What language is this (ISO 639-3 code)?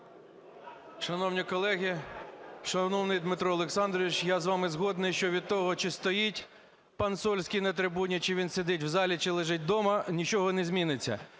ukr